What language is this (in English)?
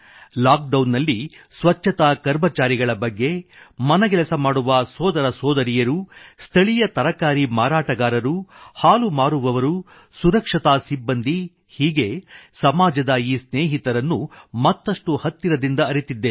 Kannada